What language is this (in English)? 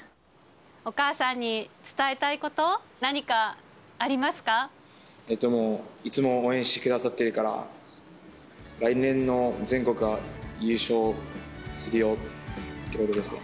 Japanese